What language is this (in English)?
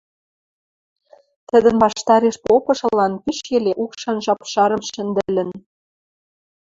Western Mari